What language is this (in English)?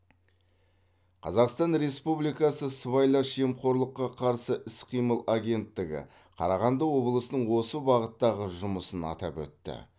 Kazakh